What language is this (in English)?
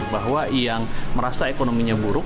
Indonesian